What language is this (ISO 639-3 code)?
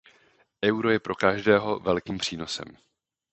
ces